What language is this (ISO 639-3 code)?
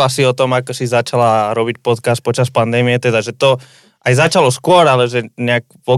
slk